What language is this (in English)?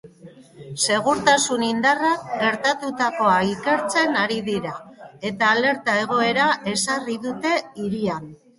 Basque